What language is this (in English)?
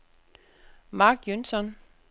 Danish